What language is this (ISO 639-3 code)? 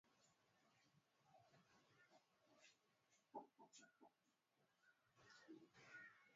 swa